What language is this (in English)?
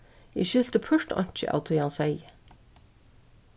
Faroese